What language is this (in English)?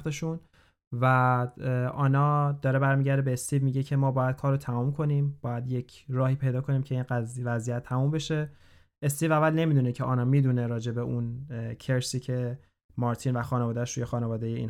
Persian